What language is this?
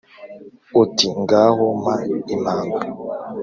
Kinyarwanda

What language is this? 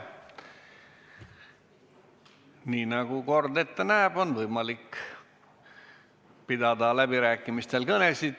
Estonian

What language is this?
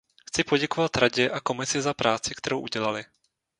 Czech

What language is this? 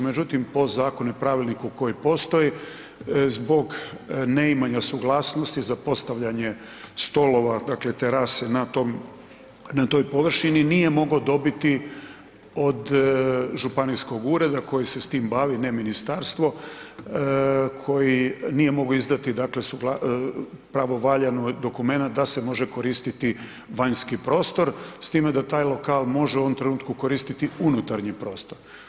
Croatian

